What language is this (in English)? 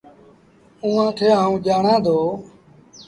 Sindhi Bhil